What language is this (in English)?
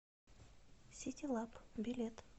Russian